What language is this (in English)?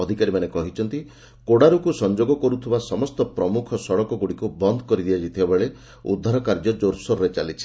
Odia